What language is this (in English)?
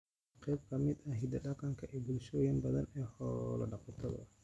Somali